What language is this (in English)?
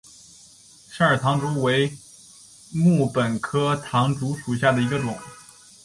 Chinese